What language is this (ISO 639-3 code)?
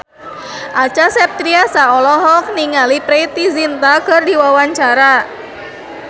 sun